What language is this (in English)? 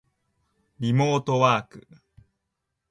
Japanese